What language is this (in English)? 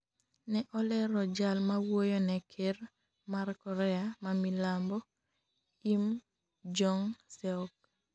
Luo (Kenya and Tanzania)